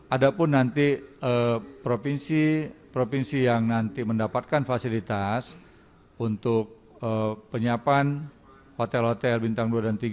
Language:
Indonesian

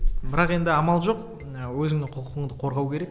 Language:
Kazakh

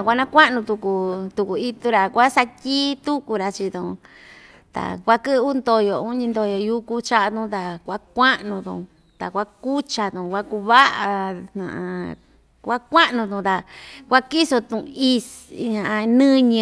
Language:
Ixtayutla Mixtec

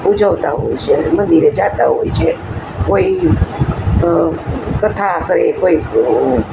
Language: Gujarati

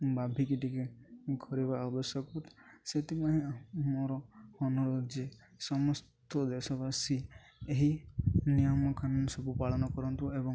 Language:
Odia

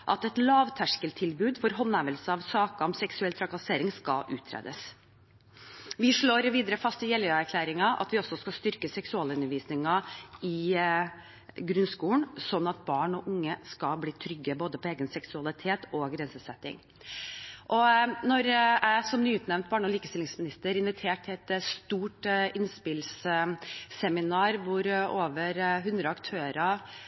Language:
Norwegian Bokmål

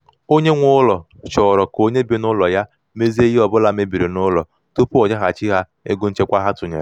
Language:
Igbo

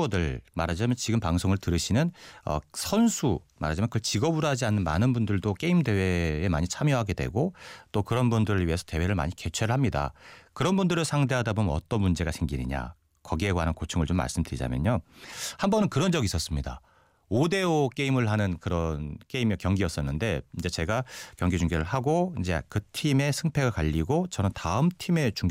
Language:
Korean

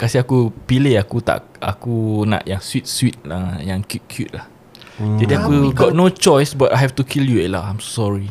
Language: Malay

